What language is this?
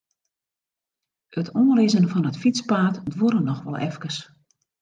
Western Frisian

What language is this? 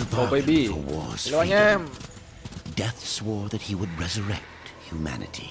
Vietnamese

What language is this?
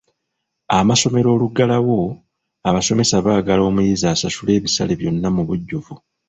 Ganda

